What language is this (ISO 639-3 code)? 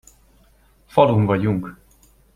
hun